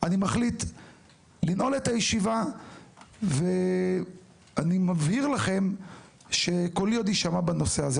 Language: Hebrew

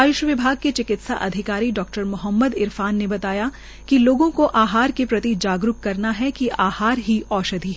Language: Hindi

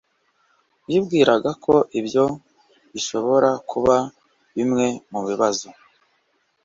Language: Kinyarwanda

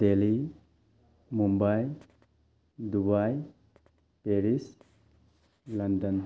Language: Manipuri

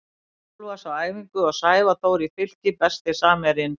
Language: Icelandic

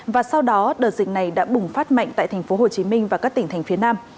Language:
Vietnamese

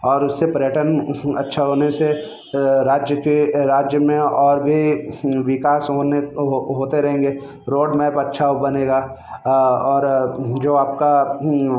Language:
Hindi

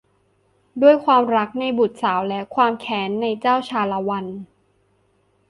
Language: Thai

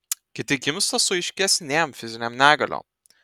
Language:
Lithuanian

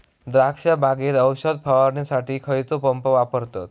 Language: Marathi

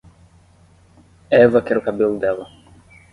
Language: Portuguese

